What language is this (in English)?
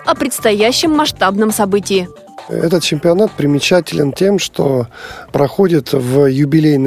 Russian